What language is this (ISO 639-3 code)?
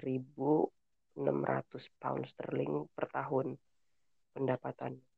ind